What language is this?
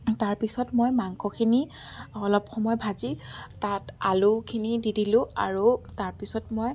Assamese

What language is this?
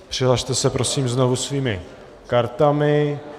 Czech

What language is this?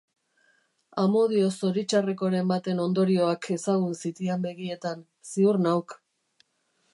Basque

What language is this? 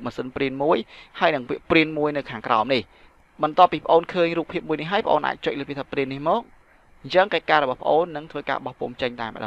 Vietnamese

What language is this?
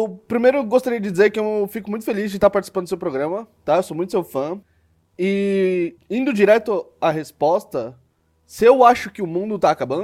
Portuguese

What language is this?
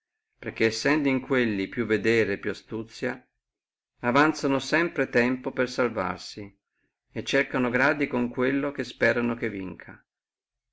Italian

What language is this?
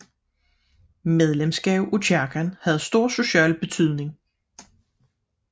Danish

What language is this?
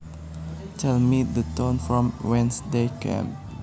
Javanese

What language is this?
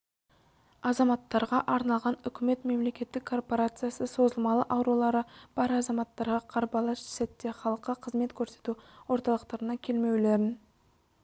Kazakh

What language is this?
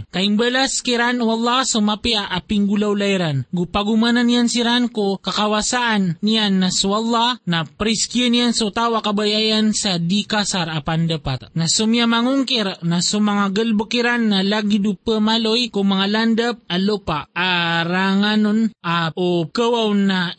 Filipino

